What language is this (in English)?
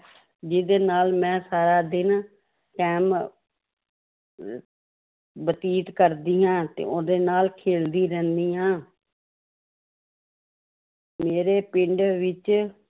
Punjabi